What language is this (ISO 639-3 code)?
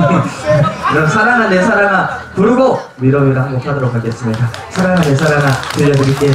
kor